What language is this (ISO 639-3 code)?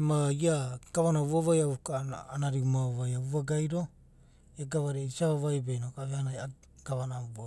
kbt